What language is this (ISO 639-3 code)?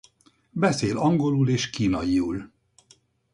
hun